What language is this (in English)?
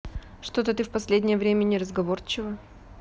Russian